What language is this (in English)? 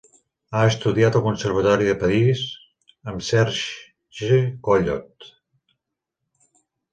Catalan